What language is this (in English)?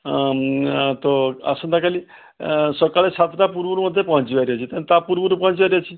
Odia